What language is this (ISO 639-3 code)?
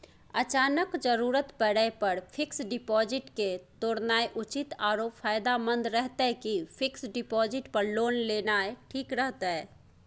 mai